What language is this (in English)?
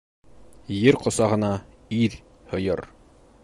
Bashkir